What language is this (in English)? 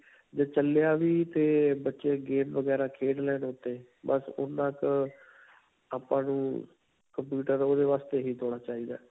Punjabi